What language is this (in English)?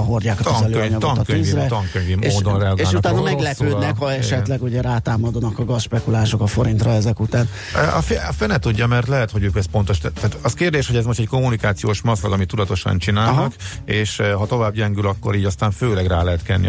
Hungarian